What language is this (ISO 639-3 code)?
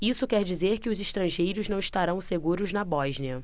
por